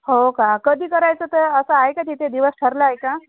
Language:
Marathi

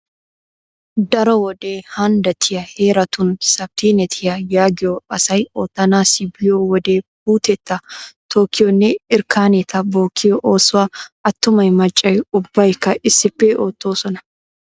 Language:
Wolaytta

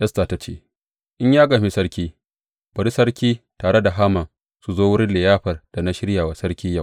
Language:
Hausa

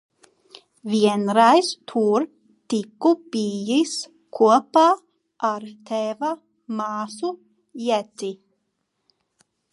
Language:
Latvian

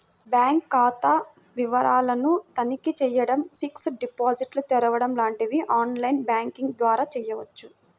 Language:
Telugu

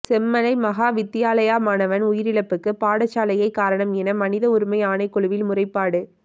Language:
Tamil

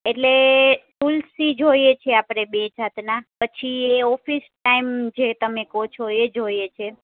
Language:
Gujarati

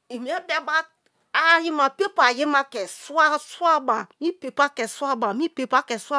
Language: Kalabari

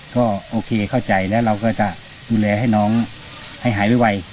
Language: Thai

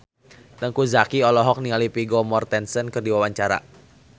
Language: Sundanese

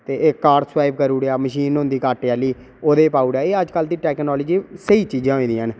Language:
Dogri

